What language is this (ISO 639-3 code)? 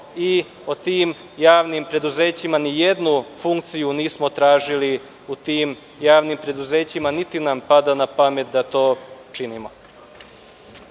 srp